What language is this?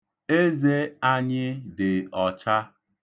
Igbo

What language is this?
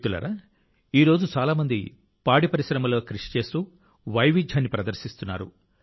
Telugu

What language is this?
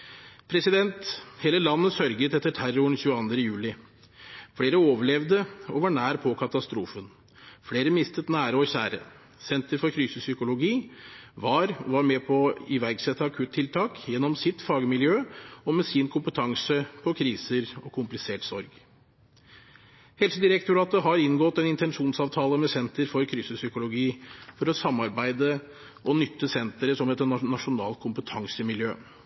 Norwegian Bokmål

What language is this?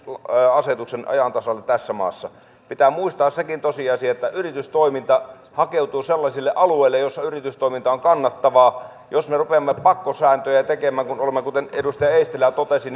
Finnish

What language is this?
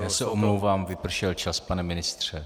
Czech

